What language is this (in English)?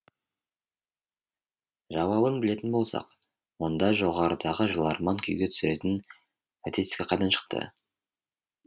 Kazakh